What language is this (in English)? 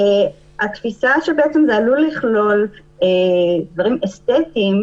Hebrew